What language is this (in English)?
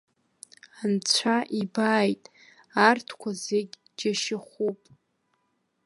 Abkhazian